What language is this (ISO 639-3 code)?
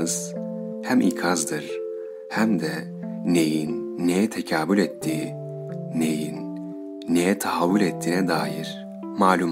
tur